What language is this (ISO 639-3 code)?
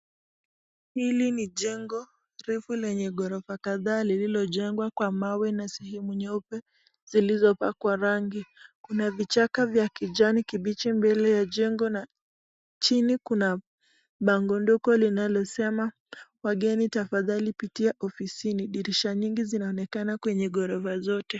swa